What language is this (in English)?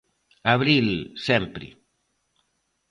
Galician